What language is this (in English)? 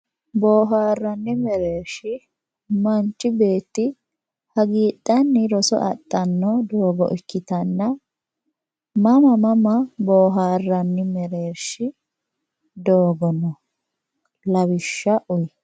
Sidamo